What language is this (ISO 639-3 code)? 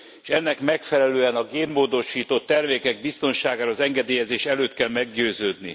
hun